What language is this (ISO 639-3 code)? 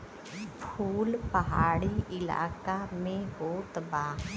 bho